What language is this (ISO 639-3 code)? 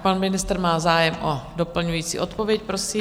ces